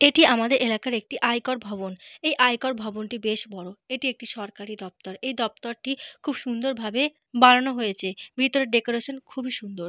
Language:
Bangla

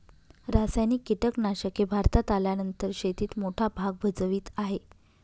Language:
Marathi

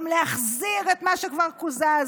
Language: Hebrew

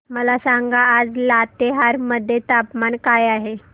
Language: Marathi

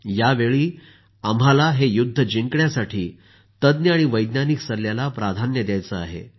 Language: Marathi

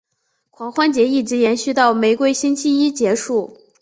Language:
Chinese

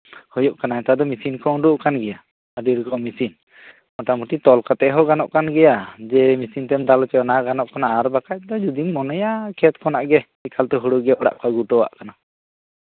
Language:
Santali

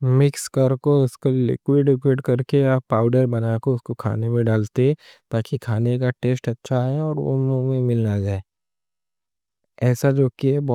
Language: Deccan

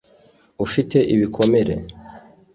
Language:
Kinyarwanda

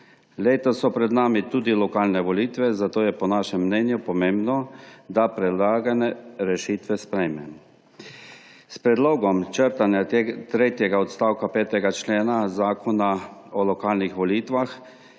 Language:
Slovenian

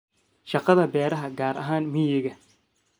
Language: Somali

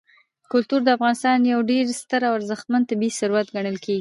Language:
Pashto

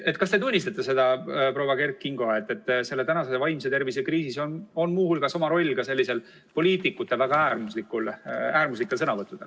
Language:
Estonian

